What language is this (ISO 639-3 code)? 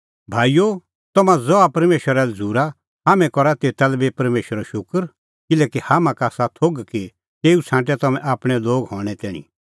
kfx